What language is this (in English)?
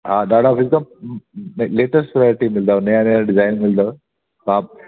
Sindhi